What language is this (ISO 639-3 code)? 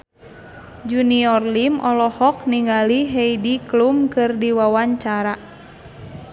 sun